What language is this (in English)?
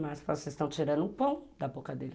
Portuguese